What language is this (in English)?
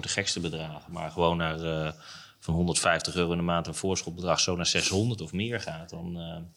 Dutch